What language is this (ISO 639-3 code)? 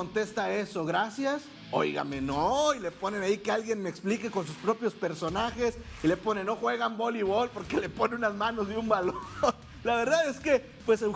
spa